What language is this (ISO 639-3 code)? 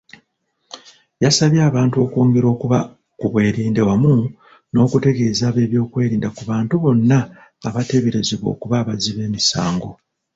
lug